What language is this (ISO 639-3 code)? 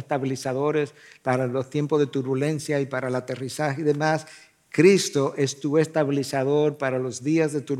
spa